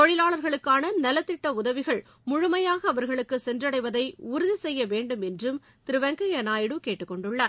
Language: Tamil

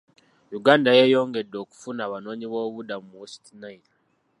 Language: Ganda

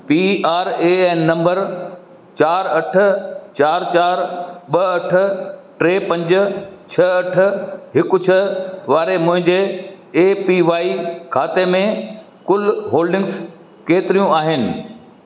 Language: Sindhi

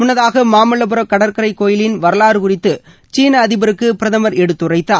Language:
Tamil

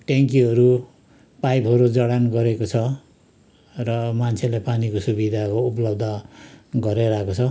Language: Nepali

